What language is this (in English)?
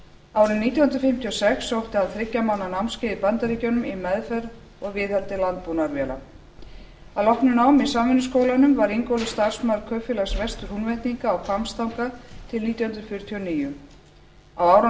Icelandic